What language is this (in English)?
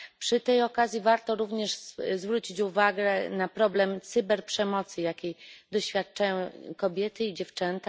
Polish